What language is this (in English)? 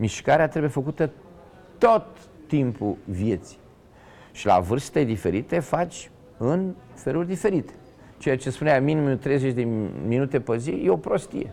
Romanian